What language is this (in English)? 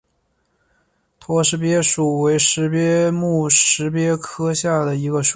Chinese